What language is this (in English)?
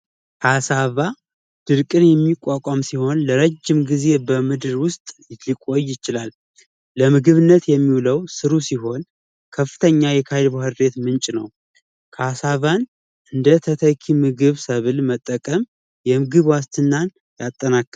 Amharic